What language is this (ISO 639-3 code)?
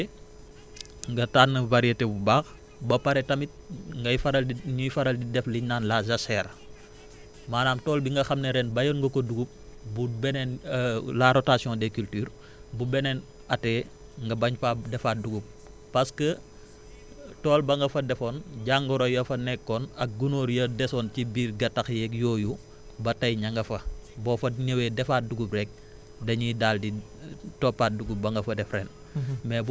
wol